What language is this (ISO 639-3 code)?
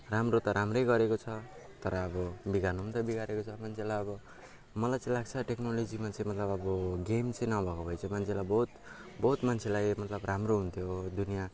nep